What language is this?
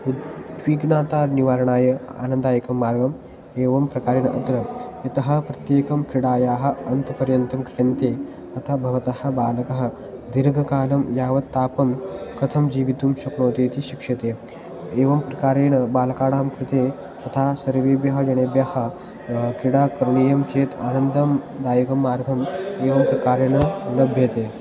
Sanskrit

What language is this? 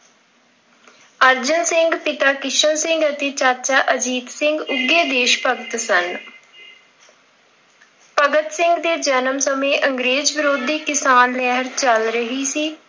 Punjabi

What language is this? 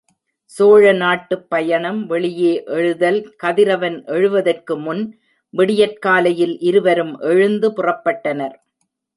Tamil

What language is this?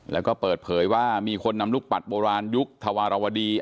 Thai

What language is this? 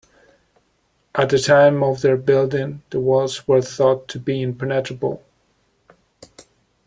English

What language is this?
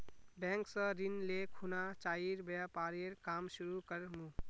Magahi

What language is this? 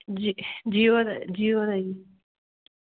Punjabi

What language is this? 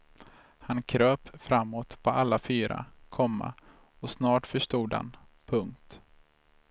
Swedish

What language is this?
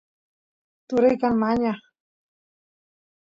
Santiago del Estero Quichua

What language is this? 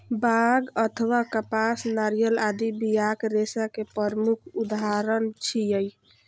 Maithili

